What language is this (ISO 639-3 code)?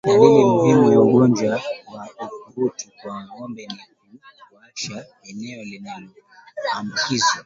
swa